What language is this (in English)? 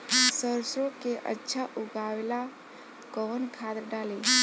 Bhojpuri